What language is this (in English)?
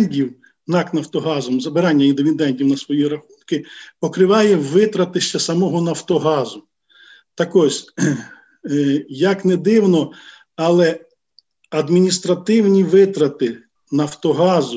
Ukrainian